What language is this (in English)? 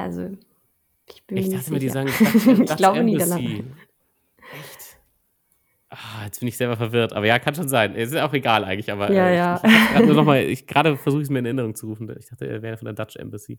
German